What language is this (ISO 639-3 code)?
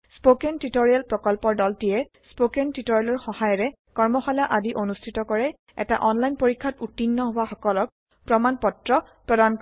asm